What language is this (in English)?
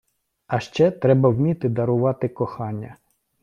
Ukrainian